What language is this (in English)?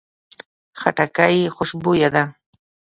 Pashto